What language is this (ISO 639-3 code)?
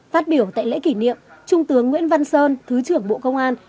vie